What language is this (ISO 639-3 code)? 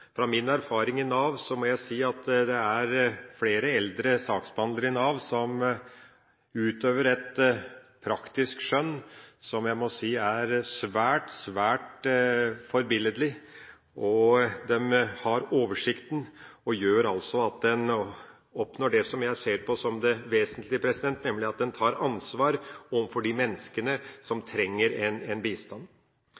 nob